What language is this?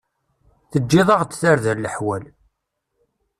Kabyle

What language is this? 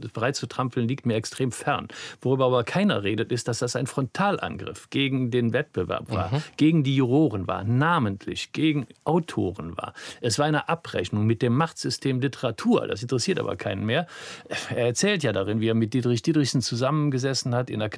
German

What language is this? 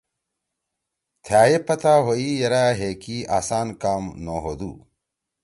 Torwali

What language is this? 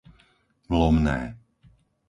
Slovak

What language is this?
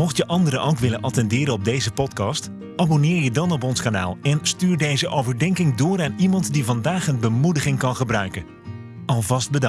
Dutch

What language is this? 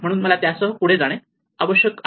Marathi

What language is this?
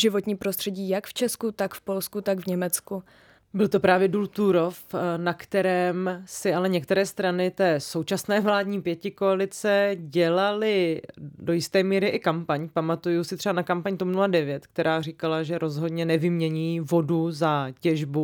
Czech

